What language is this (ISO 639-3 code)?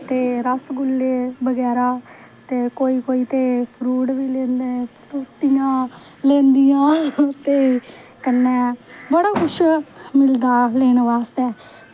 doi